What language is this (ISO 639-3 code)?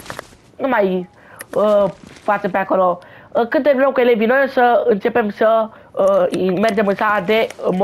ron